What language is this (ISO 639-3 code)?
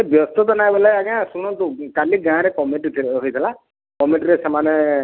ori